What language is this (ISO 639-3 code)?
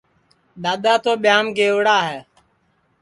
ssi